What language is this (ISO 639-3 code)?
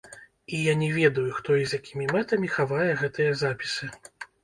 bel